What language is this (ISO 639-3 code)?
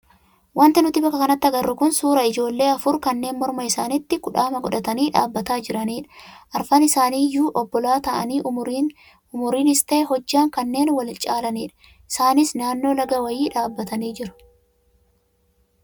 orm